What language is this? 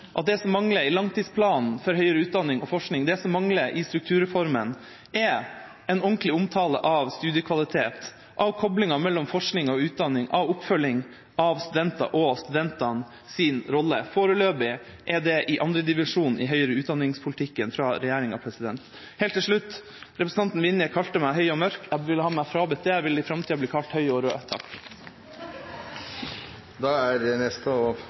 Norwegian Bokmål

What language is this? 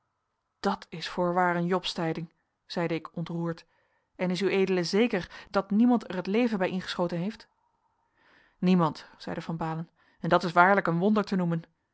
Dutch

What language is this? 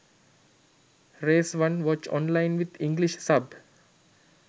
Sinhala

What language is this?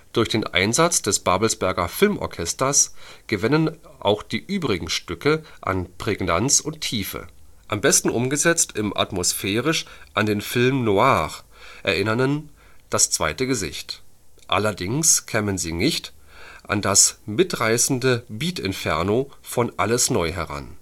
German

